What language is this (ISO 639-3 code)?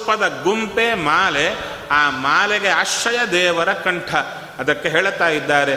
kan